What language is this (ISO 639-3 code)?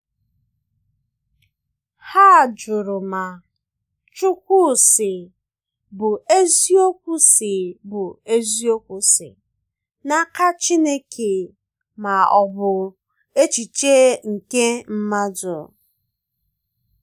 ibo